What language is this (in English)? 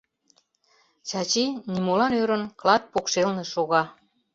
Mari